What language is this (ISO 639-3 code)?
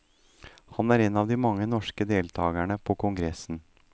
nor